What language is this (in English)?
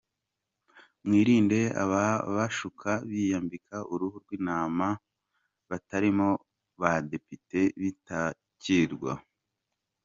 Kinyarwanda